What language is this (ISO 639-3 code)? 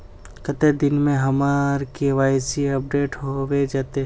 mag